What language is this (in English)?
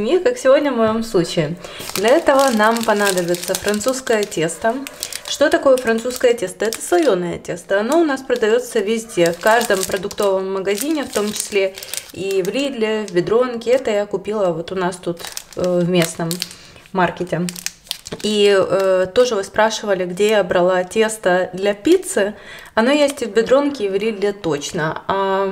Russian